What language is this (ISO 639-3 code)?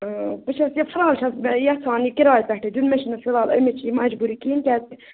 kas